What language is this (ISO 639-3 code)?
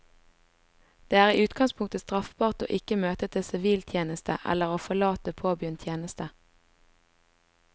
nor